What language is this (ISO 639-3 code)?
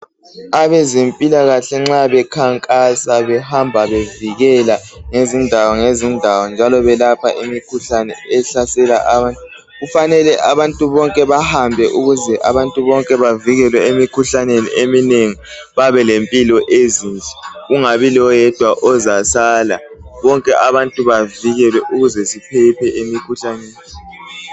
nde